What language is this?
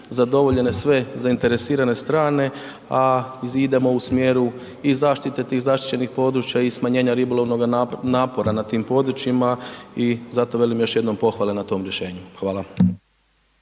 Croatian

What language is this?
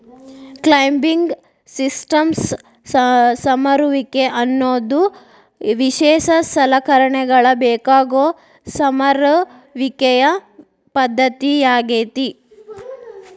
Kannada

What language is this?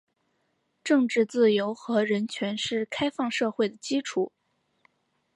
Chinese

